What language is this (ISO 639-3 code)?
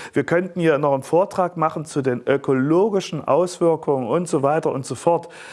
deu